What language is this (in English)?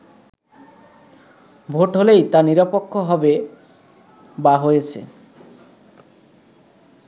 Bangla